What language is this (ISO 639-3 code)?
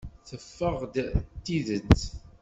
kab